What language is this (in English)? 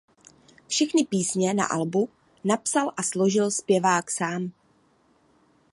Czech